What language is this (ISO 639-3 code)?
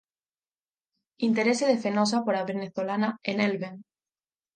glg